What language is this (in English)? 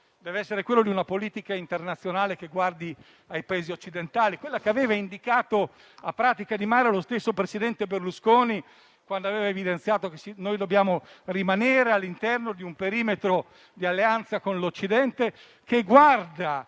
Italian